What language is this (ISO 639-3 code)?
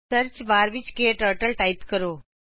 pan